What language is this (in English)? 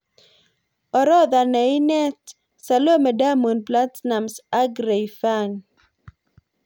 Kalenjin